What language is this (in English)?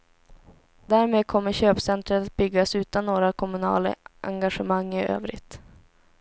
Swedish